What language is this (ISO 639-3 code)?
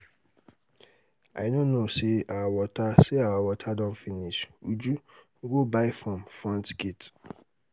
pcm